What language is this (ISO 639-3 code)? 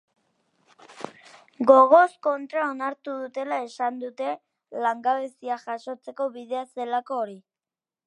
eus